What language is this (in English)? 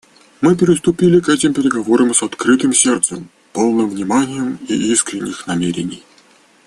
Russian